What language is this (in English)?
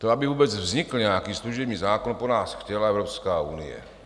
Czech